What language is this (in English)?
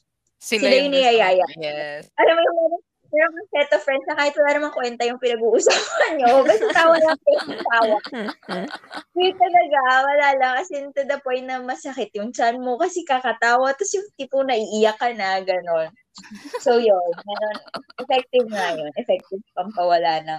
Filipino